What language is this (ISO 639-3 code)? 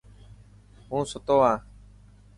mki